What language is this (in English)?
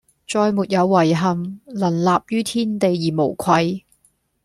Cantonese